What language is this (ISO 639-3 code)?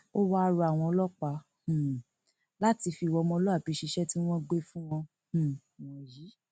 yor